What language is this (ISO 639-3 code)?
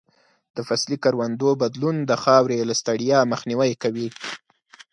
pus